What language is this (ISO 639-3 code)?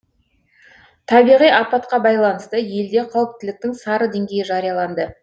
kaz